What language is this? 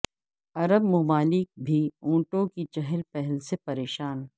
Urdu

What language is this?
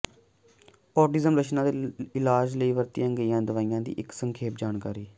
Punjabi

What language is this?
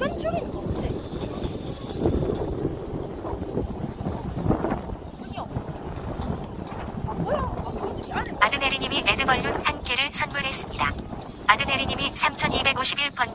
Korean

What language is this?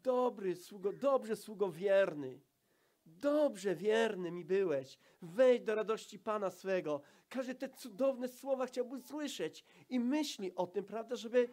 Polish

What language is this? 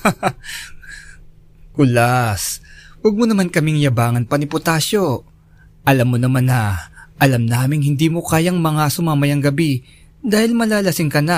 Filipino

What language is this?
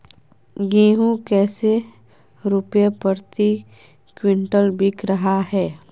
Magahi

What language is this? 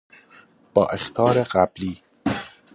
Persian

